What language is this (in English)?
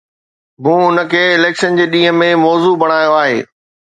Sindhi